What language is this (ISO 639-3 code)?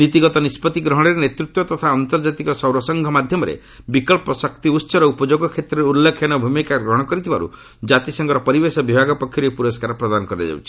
ori